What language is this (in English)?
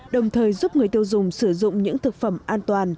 Vietnamese